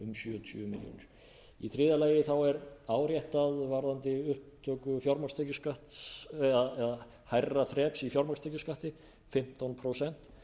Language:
Icelandic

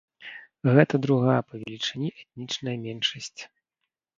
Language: Belarusian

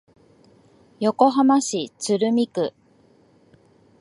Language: Japanese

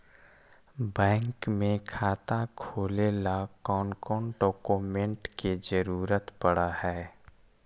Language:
Magahi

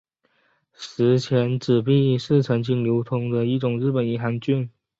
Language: Chinese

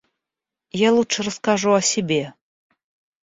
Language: Russian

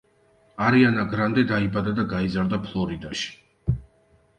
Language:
Georgian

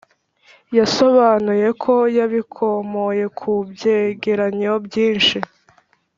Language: Kinyarwanda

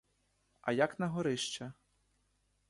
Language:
Ukrainian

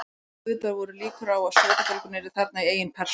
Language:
Icelandic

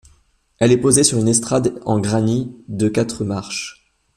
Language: French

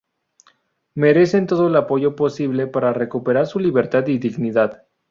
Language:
Spanish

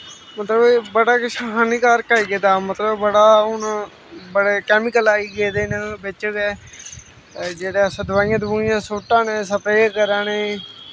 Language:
Dogri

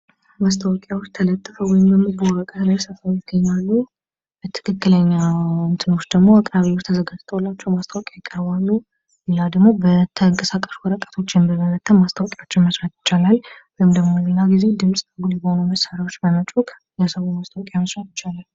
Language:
Amharic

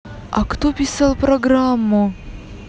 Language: Russian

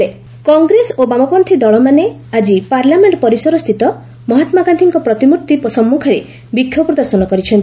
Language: Odia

